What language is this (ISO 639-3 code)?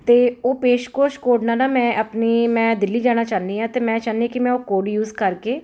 pan